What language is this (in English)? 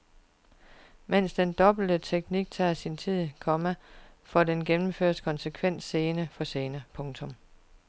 Danish